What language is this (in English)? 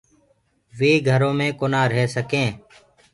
Gurgula